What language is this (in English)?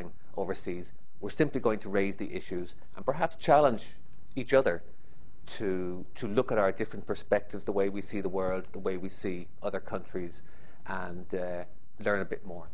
English